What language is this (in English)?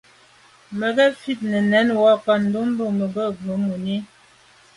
Medumba